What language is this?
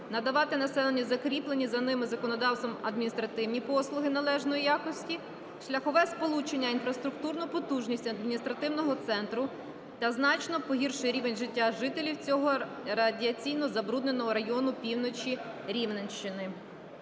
Ukrainian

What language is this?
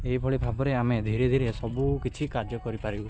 Odia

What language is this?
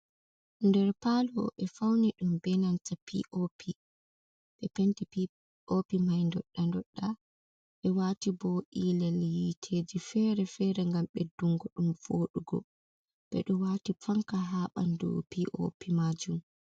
Fula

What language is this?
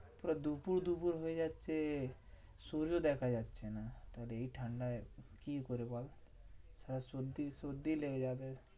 Bangla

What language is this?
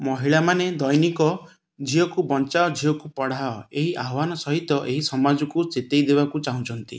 Odia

